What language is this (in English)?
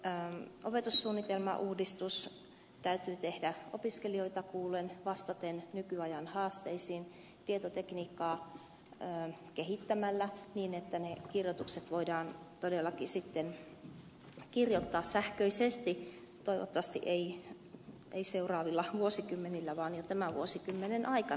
Finnish